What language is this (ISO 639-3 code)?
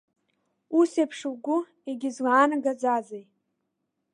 abk